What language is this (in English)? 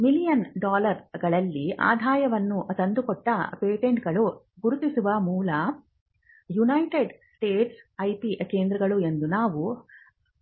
Kannada